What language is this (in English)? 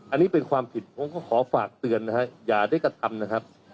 Thai